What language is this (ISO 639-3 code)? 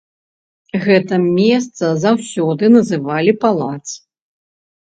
bel